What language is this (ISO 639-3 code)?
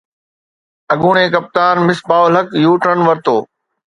snd